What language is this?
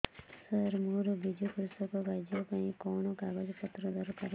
Odia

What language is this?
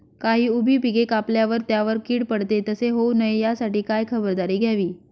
Marathi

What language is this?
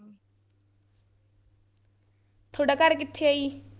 Punjabi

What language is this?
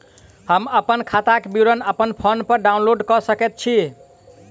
Maithili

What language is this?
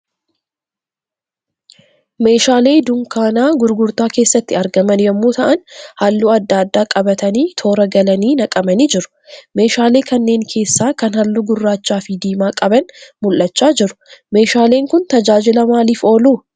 Oromo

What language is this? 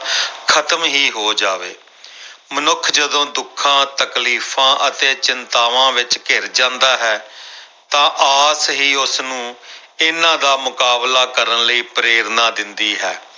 Punjabi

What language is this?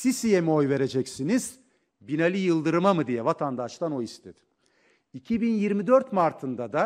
Turkish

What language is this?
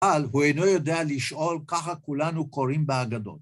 Hebrew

